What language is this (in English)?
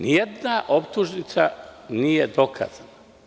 Serbian